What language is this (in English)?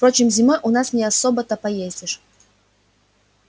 Russian